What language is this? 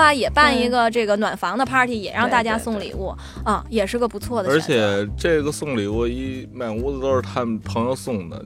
Chinese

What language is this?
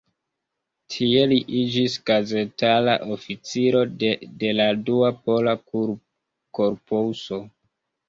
Esperanto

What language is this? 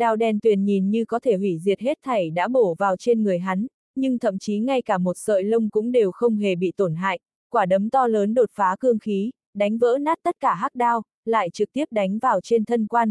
Vietnamese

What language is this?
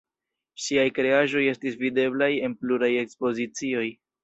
Esperanto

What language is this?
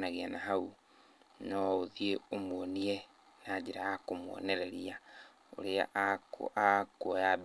Kikuyu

